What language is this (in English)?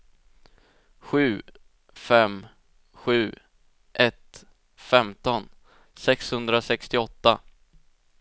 Swedish